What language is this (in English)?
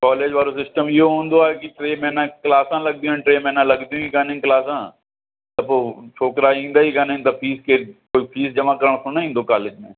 Sindhi